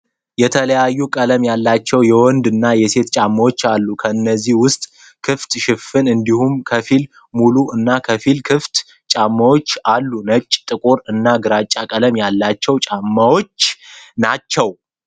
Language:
Amharic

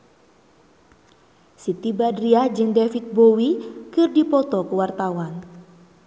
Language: Sundanese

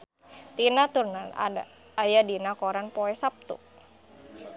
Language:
Sundanese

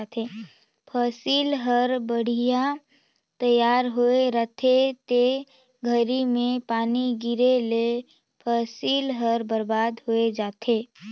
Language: Chhattisgarhi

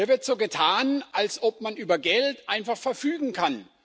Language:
German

